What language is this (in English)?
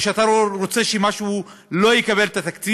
Hebrew